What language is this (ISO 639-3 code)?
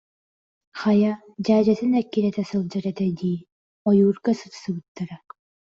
sah